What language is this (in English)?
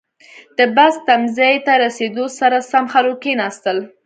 Pashto